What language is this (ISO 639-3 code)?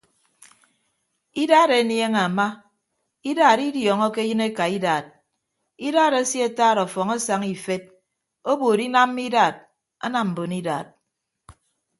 ibb